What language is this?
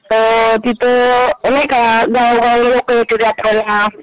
Marathi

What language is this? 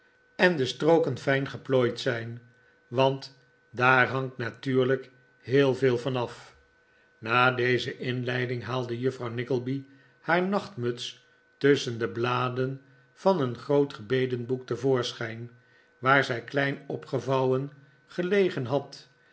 Dutch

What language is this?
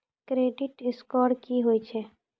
Maithili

